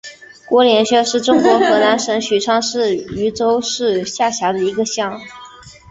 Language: Chinese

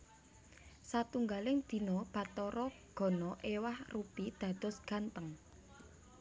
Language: Javanese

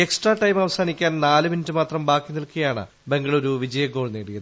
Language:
Malayalam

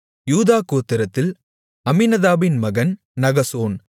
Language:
Tamil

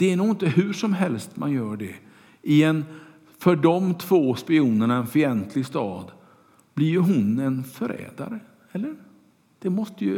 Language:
Swedish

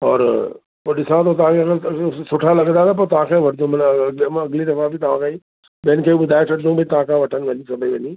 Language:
Sindhi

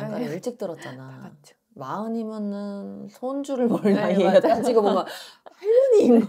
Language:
Korean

